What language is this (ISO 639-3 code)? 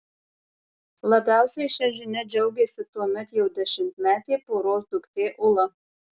lit